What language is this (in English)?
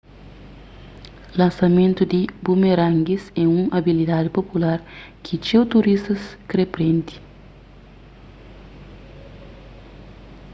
Kabuverdianu